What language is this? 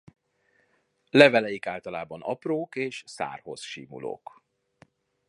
Hungarian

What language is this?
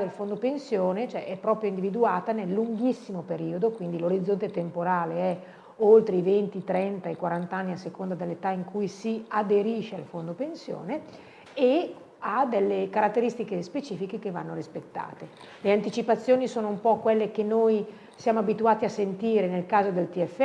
Italian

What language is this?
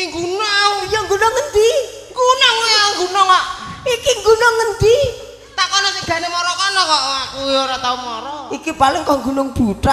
Indonesian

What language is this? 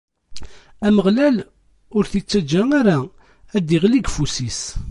Kabyle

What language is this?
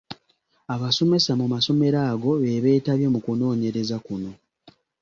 Ganda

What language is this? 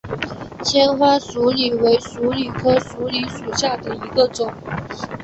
Chinese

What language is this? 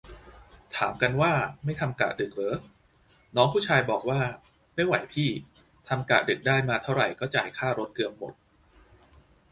Thai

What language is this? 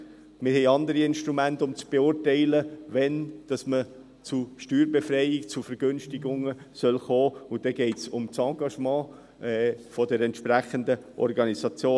Swiss German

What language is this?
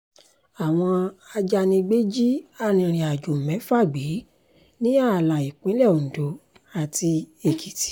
Yoruba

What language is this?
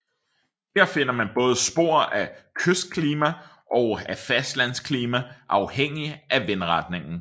Danish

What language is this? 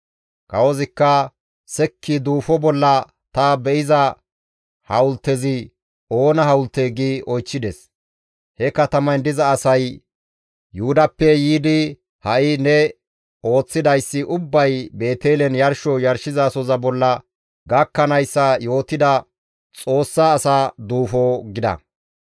Gamo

